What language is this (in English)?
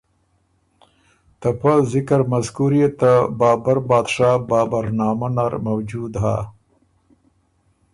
Ormuri